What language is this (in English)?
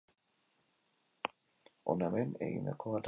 Basque